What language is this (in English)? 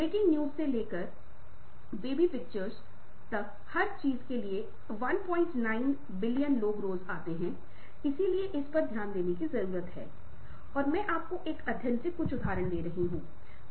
Hindi